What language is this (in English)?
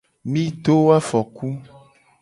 Gen